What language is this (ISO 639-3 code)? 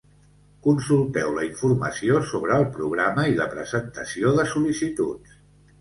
cat